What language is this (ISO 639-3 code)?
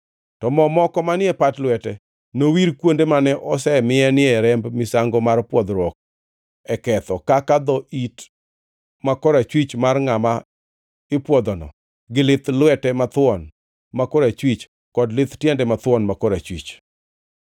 luo